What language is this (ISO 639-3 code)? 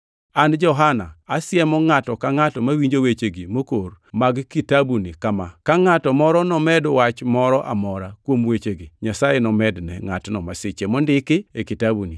luo